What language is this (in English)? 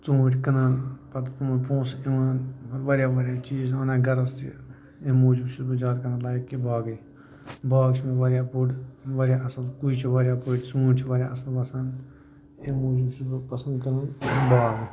Kashmiri